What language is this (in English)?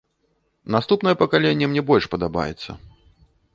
Belarusian